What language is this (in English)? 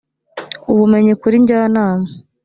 Kinyarwanda